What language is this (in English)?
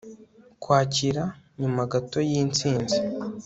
Kinyarwanda